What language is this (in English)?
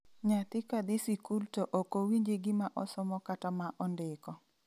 Luo (Kenya and Tanzania)